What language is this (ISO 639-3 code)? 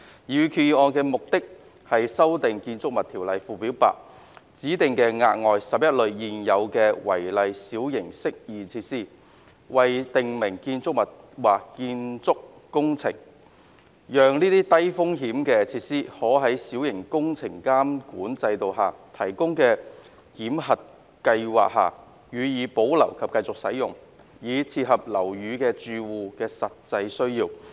yue